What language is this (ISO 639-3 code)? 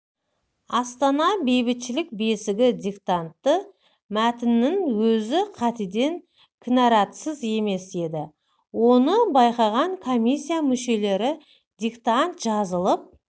kaz